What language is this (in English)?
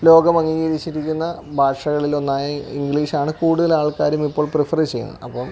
Malayalam